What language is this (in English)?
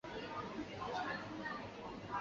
Chinese